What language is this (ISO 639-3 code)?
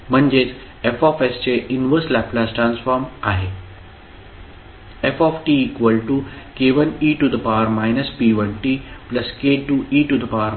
mar